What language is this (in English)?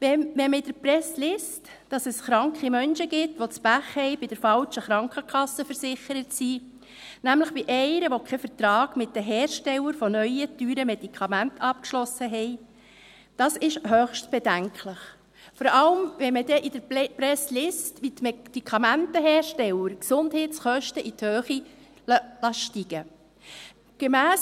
Swiss German